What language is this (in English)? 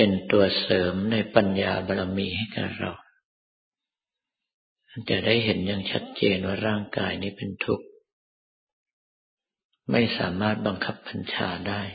Thai